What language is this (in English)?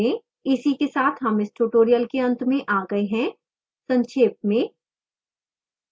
Hindi